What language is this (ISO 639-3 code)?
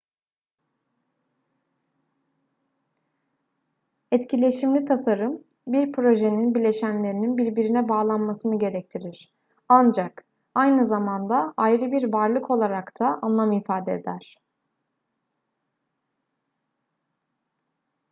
tur